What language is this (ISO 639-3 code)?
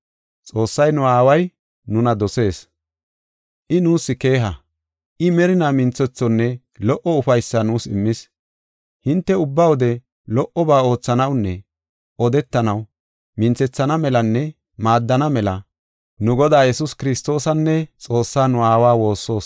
gof